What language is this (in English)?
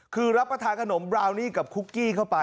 Thai